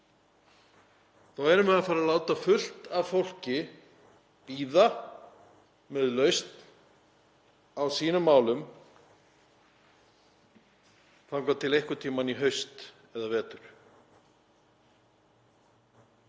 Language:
Icelandic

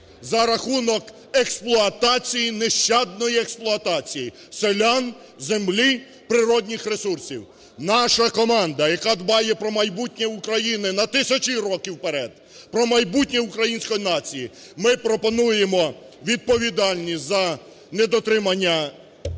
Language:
Ukrainian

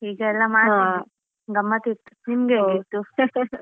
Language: Kannada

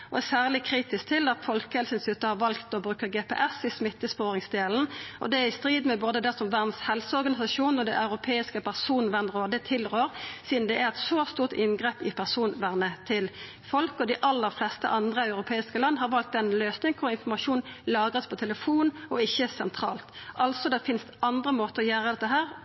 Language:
Norwegian Nynorsk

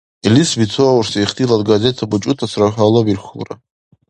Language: Dargwa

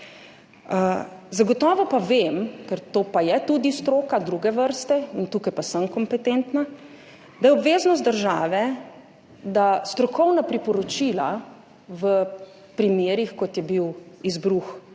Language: Slovenian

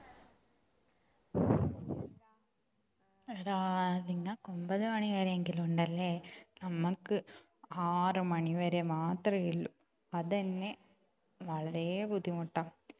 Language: Malayalam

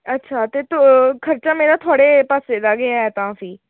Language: Dogri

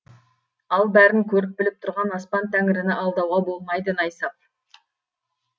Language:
Kazakh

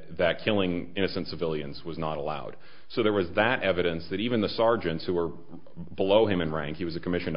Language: English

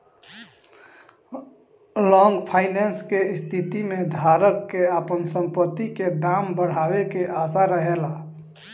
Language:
Bhojpuri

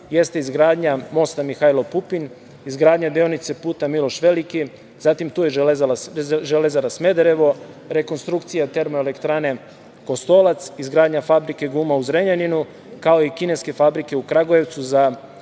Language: Serbian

